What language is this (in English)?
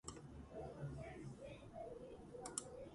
Georgian